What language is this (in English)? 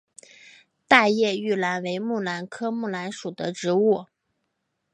Chinese